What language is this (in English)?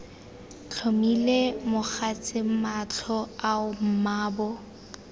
Tswana